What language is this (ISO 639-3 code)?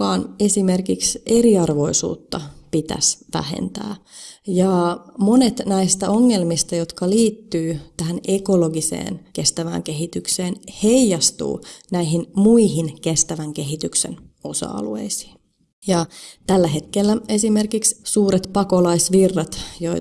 fin